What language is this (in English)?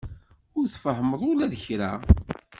Kabyle